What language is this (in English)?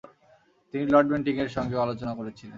Bangla